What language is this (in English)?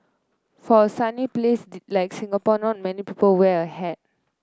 English